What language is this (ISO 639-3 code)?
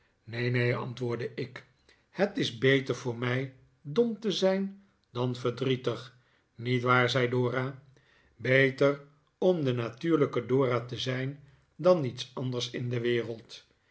nld